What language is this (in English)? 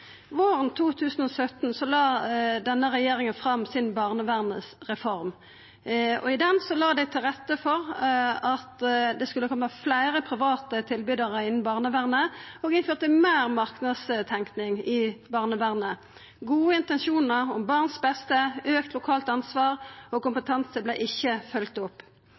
Norwegian Nynorsk